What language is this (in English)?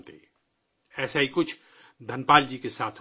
Urdu